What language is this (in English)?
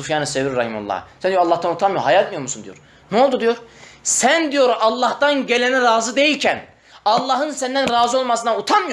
Turkish